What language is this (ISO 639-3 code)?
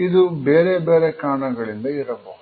kan